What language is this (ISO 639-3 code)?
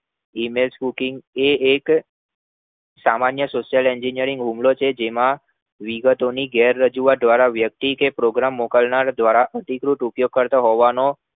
guj